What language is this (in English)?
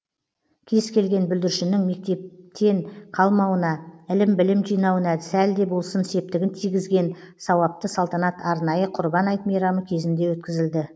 Kazakh